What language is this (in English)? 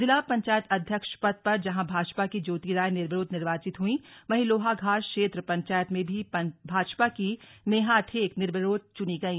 Hindi